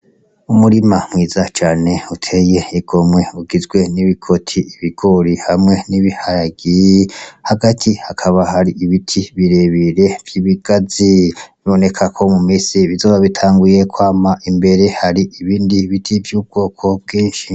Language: Rundi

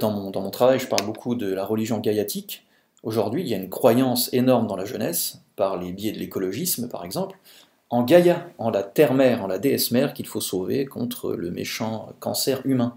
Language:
French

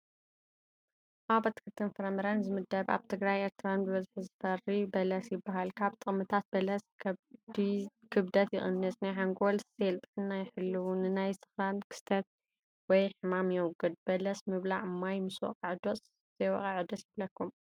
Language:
Tigrinya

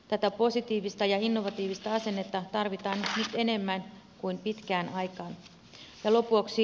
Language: Finnish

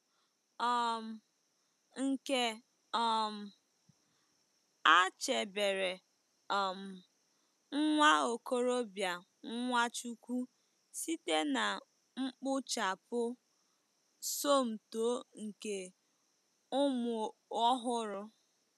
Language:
Igbo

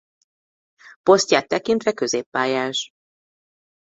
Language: Hungarian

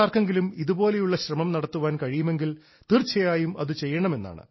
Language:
Malayalam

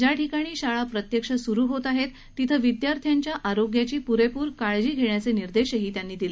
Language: Marathi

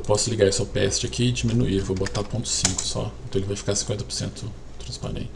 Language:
Portuguese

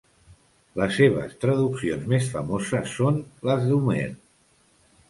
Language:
Catalan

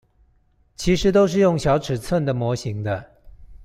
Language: Chinese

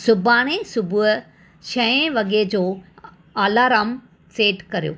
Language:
Sindhi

